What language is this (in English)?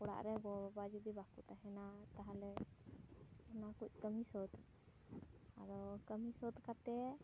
Santali